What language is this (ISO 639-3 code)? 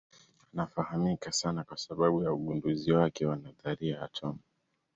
swa